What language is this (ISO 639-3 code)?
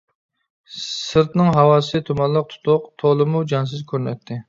uig